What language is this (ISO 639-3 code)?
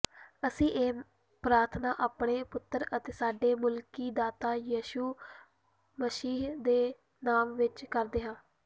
pan